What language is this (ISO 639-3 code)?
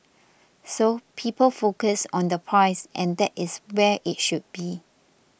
eng